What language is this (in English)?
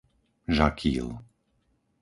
Slovak